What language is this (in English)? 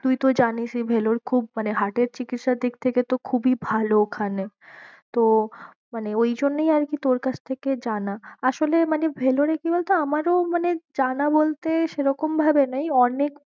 Bangla